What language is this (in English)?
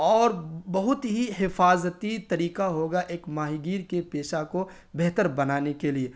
Urdu